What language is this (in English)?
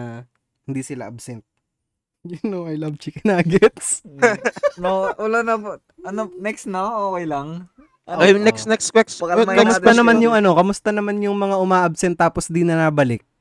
Filipino